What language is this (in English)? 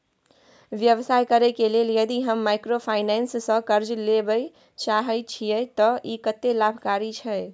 Maithili